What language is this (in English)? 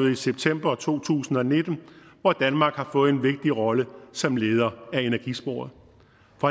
Danish